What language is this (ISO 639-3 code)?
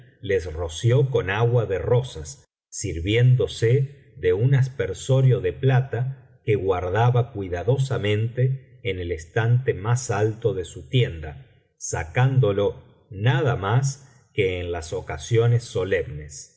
spa